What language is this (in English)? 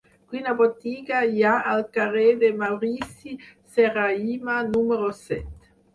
Catalan